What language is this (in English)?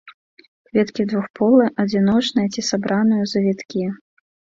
Belarusian